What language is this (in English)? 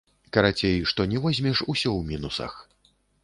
Belarusian